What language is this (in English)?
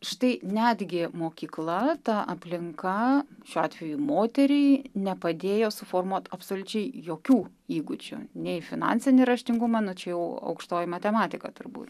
Lithuanian